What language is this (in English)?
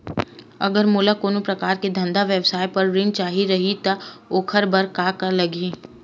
Chhattisgarhi